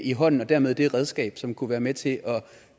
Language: Danish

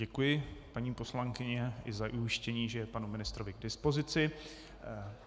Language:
Czech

